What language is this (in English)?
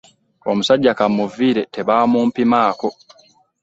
Ganda